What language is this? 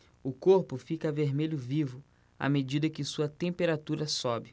Portuguese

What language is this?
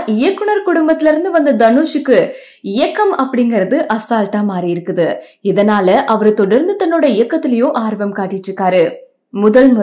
Tamil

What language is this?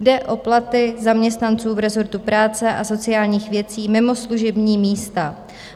Czech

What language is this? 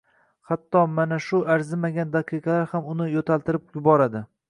Uzbek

